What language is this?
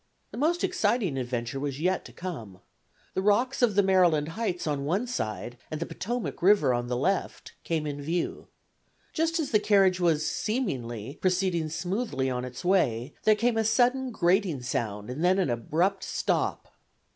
English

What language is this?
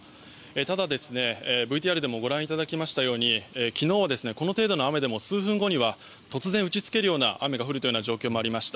Japanese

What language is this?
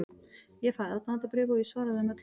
Icelandic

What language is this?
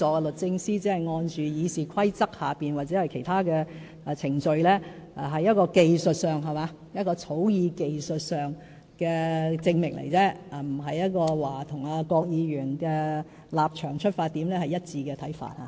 Cantonese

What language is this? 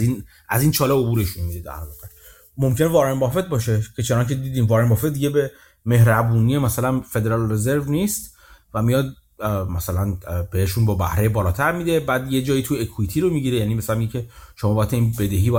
Persian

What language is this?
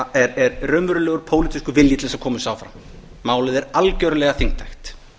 Icelandic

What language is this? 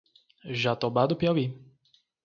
Portuguese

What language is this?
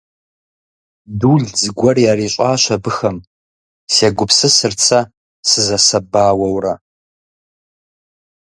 Kabardian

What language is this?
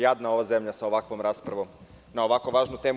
Serbian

